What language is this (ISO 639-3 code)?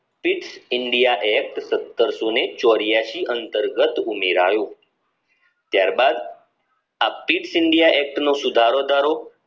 guj